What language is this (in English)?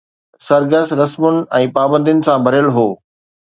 Sindhi